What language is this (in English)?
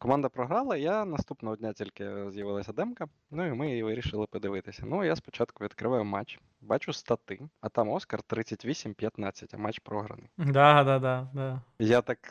Ukrainian